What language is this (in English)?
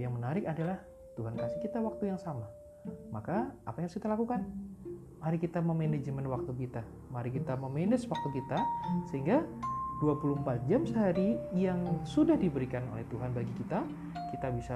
Indonesian